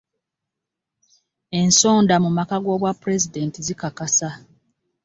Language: Ganda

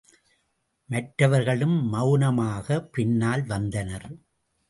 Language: Tamil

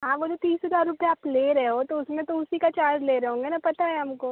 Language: Hindi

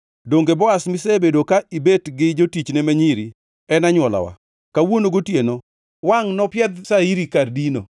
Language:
Luo (Kenya and Tanzania)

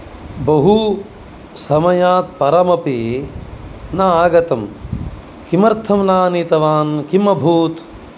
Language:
Sanskrit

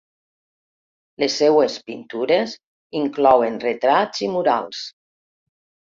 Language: Catalan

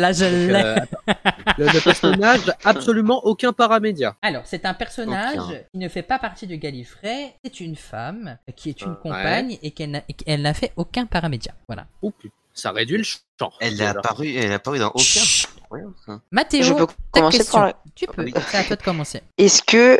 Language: French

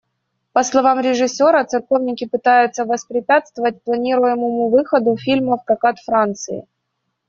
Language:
Russian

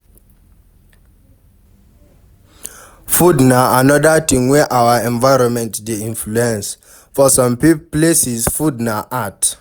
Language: Nigerian Pidgin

